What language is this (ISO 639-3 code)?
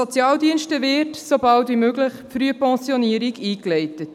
gsw